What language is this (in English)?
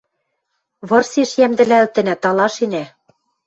Western Mari